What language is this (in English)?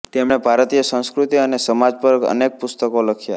Gujarati